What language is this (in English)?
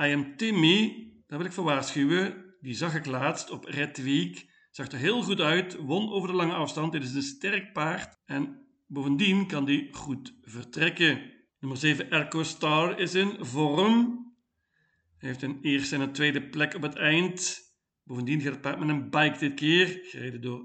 Dutch